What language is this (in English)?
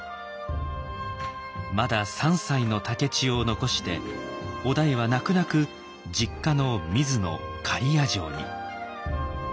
Japanese